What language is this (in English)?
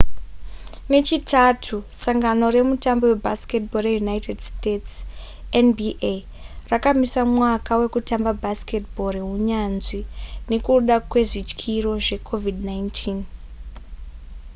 Shona